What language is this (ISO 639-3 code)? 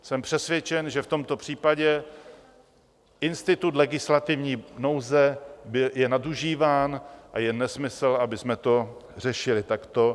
ces